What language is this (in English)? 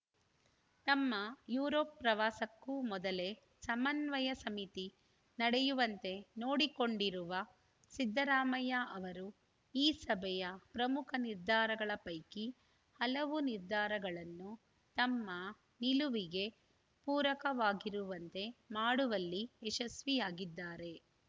Kannada